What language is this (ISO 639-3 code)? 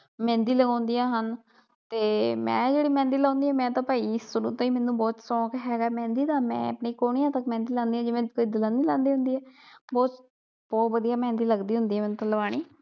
pan